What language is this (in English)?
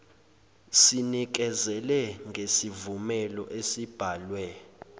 Zulu